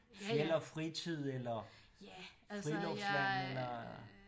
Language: Danish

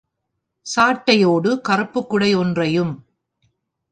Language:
Tamil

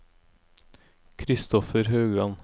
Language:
Norwegian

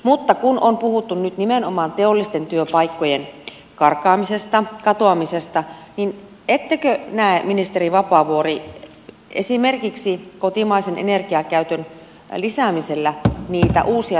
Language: Finnish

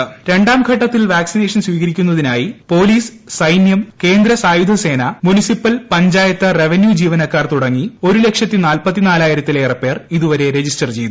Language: Malayalam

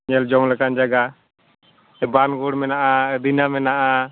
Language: Santali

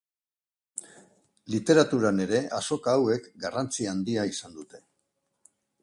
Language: Basque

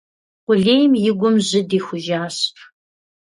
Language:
Kabardian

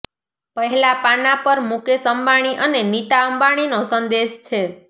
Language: Gujarati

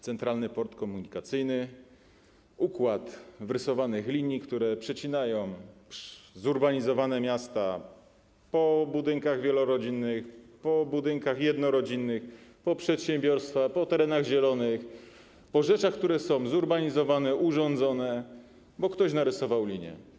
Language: Polish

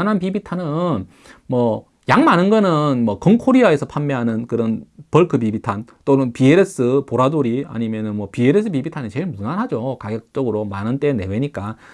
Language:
Korean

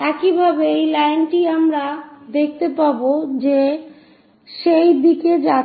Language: Bangla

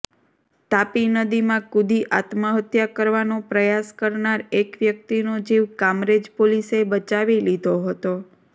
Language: Gujarati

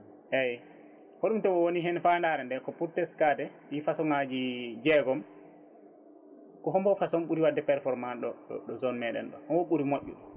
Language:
Fula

